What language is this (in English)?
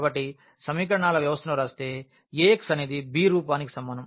Telugu